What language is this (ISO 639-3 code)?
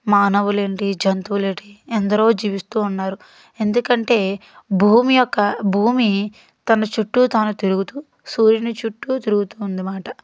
tel